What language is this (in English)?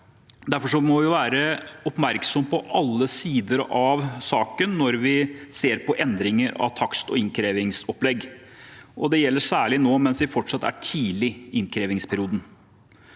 Norwegian